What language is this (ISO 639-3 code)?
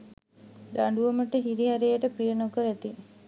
sin